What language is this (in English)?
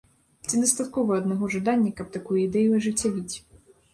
Belarusian